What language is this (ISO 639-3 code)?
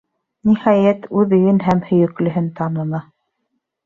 bak